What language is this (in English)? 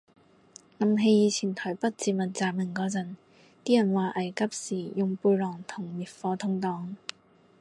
Cantonese